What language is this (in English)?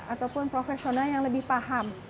Indonesian